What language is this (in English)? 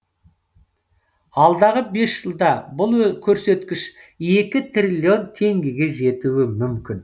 Kazakh